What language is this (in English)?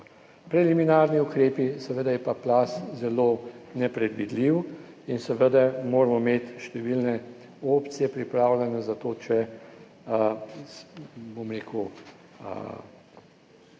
Slovenian